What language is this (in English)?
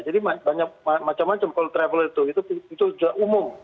Indonesian